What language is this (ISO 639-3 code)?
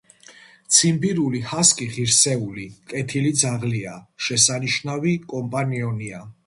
kat